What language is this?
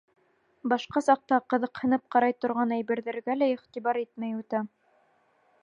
Bashkir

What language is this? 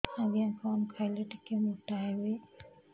Odia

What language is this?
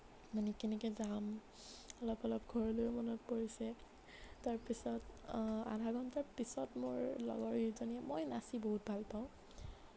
Assamese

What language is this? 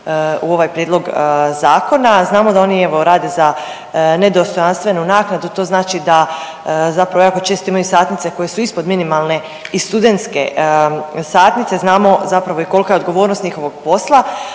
Croatian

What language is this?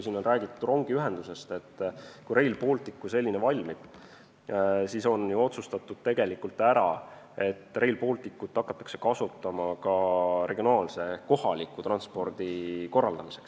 Estonian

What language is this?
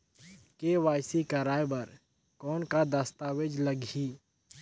Chhattisgarhi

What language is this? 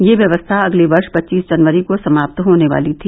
Hindi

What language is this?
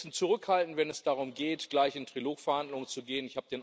German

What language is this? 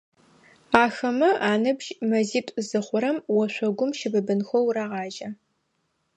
Adyghe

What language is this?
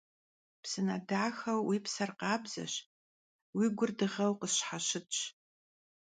Kabardian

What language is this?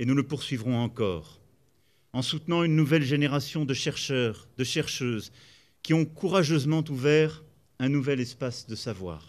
French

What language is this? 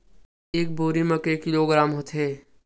Chhattisgarhi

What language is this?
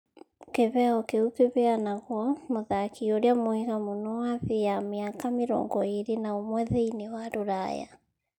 Kikuyu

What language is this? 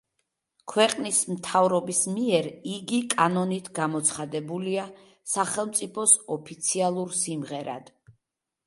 Georgian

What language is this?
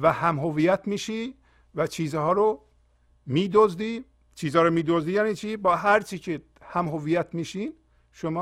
Persian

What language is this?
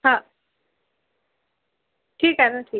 Marathi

